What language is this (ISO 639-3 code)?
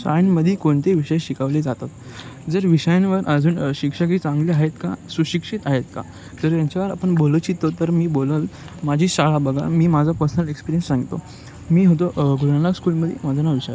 mar